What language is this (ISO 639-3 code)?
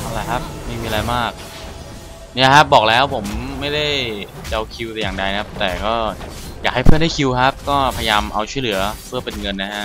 tha